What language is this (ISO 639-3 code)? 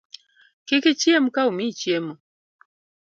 luo